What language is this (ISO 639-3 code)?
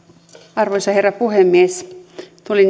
fin